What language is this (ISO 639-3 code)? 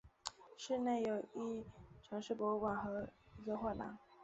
zho